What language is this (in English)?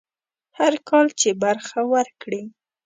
Pashto